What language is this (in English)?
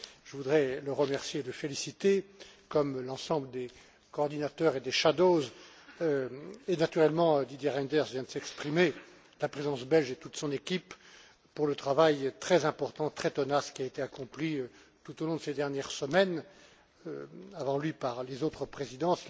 French